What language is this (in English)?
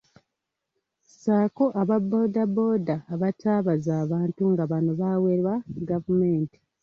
Ganda